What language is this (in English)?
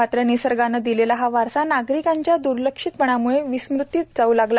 Marathi